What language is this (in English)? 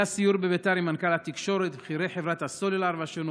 Hebrew